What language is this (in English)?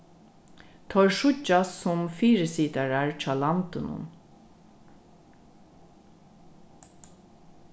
Faroese